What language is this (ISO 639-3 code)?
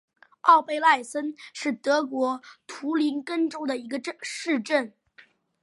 zho